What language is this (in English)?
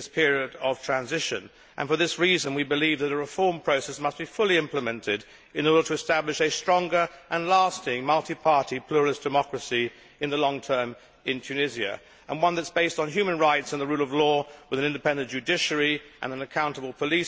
English